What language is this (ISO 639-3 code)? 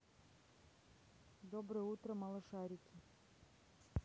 rus